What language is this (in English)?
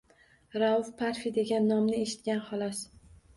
Uzbek